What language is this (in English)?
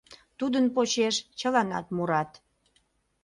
Mari